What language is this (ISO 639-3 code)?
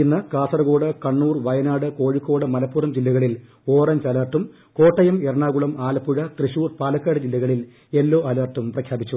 mal